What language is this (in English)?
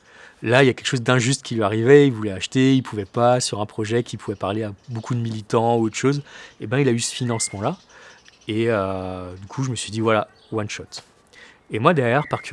French